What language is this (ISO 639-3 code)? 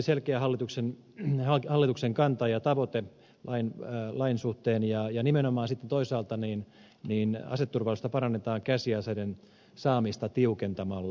fin